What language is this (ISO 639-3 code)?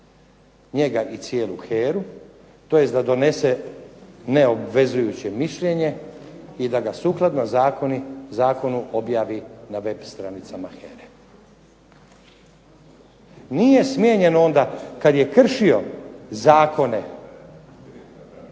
hrv